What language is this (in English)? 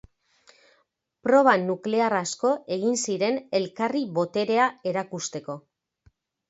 Basque